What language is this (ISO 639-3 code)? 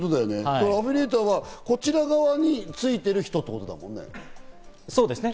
jpn